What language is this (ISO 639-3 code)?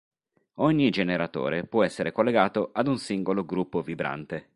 ita